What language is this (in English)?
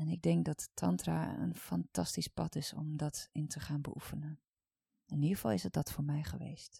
Dutch